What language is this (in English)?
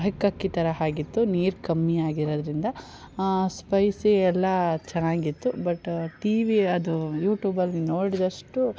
Kannada